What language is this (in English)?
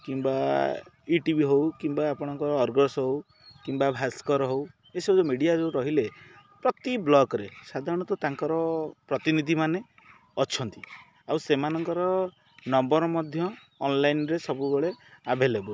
Odia